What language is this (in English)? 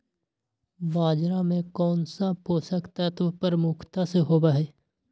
Magahi